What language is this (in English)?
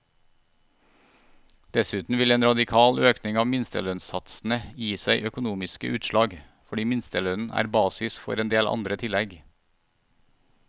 Norwegian